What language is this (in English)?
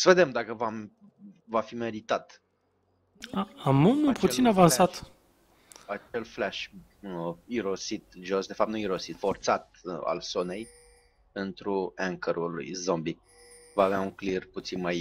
Romanian